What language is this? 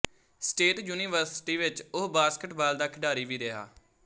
Punjabi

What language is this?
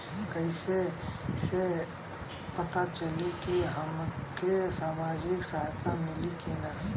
Bhojpuri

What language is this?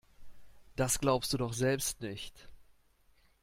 German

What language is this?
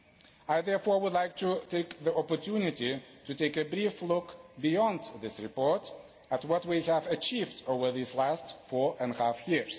English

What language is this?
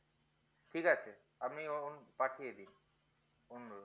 Bangla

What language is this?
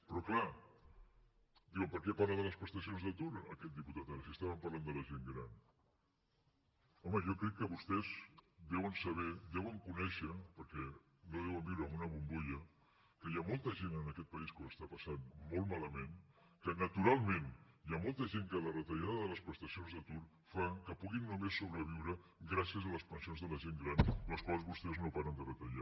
Catalan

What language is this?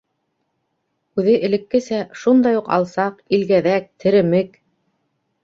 Bashkir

